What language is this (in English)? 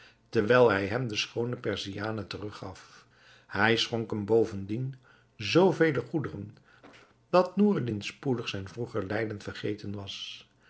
Dutch